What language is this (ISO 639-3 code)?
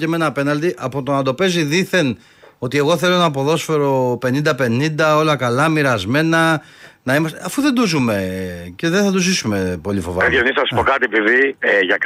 ell